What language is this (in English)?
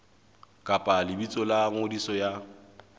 Southern Sotho